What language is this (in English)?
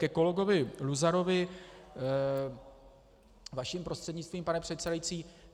Czech